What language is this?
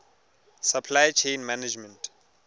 Tswana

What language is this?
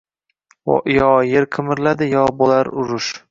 Uzbek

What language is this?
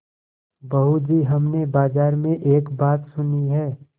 Hindi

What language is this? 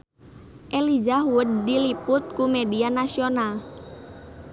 Sundanese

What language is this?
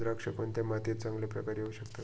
Marathi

